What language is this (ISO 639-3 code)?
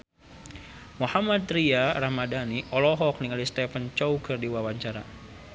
sun